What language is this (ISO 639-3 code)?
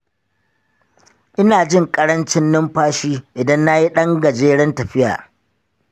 hau